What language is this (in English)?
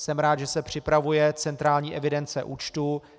Czech